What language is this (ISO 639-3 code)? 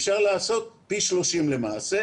heb